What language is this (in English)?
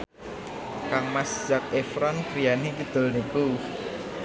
Javanese